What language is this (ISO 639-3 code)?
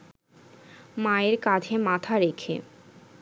ben